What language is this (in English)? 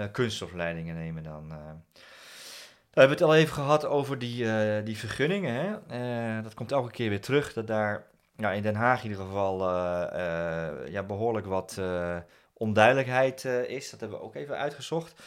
Dutch